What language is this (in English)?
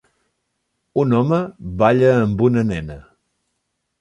Catalan